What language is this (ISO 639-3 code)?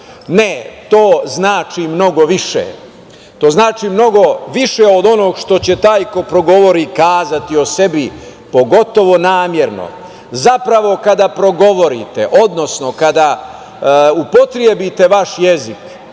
srp